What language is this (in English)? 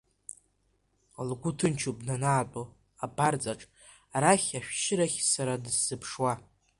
Abkhazian